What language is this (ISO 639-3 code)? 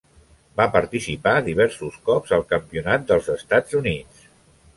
cat